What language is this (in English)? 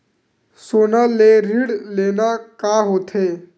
Chhattisgarhi